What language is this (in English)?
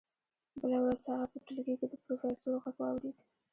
Pashto